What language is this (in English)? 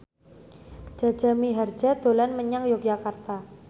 Javanese